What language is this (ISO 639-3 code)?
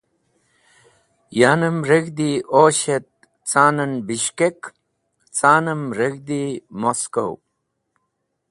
wbl